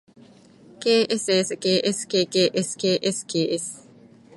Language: Japanese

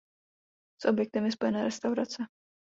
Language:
Czech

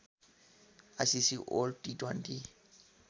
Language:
Nepali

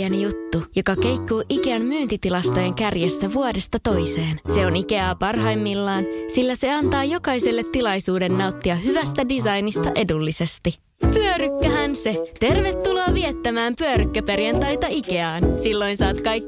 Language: Finnish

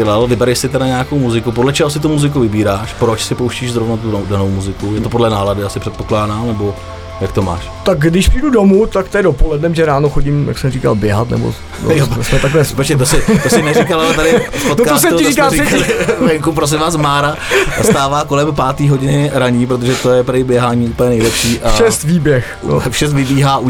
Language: Czech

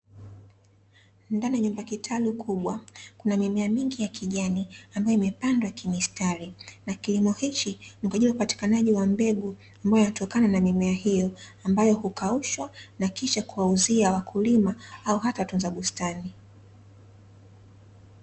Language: Swahili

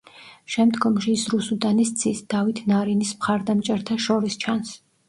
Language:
Georgian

